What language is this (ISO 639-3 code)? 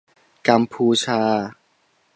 tha